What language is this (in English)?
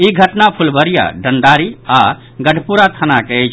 Maithili